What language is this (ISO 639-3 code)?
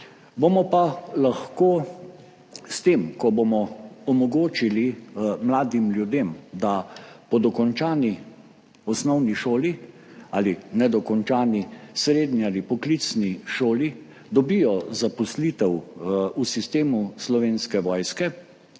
slv